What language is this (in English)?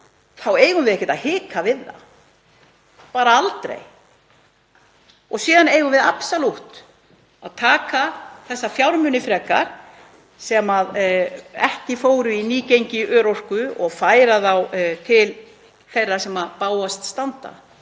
Icelandic